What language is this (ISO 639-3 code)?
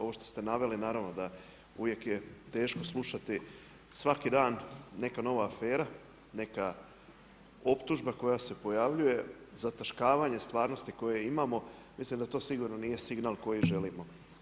hrv